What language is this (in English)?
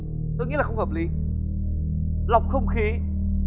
Vietnamese